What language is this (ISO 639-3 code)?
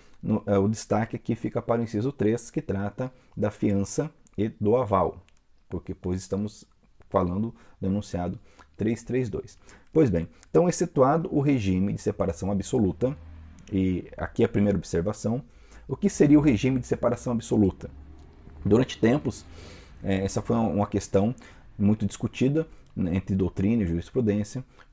por